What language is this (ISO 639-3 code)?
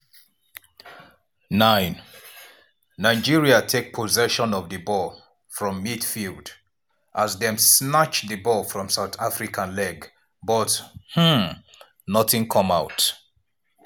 pcm